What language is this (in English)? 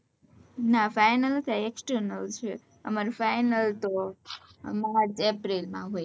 Gujarati